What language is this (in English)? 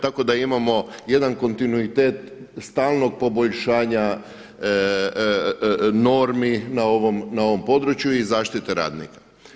Croatian